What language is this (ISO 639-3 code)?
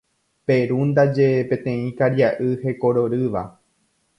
grn